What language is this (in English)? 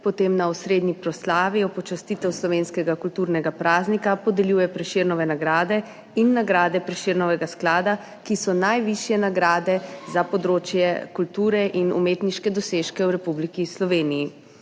Slovenian